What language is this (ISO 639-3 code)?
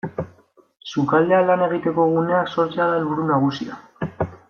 eus